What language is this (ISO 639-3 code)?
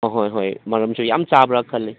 mni